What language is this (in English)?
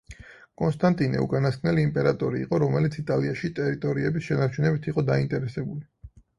Georgian